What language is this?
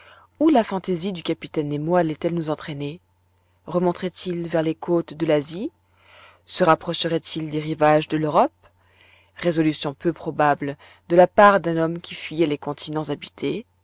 French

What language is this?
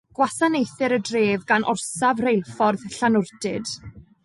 Welsh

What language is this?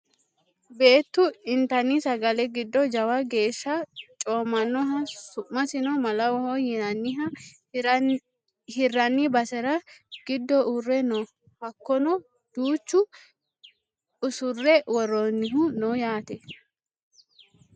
Sidamo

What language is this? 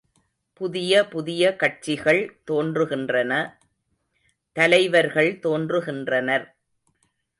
Tamil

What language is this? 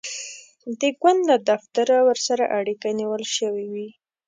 Pashto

